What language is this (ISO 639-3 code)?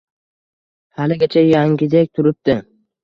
uzb